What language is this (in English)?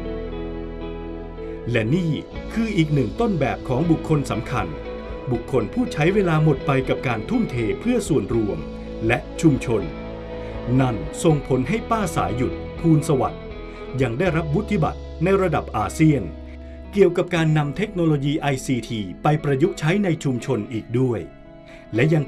Thai